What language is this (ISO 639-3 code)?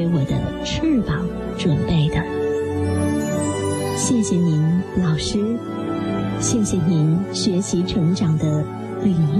zho